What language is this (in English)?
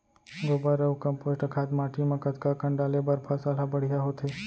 Chhattisgarhi